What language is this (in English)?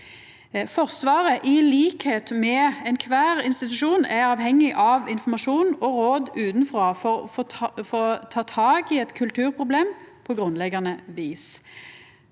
Norwegian